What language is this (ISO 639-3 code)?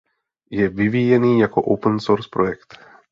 ces